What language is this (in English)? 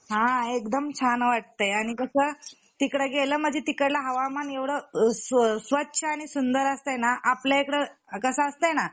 Marathi